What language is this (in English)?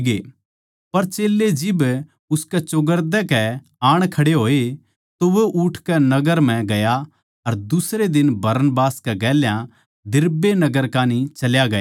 Haryanvi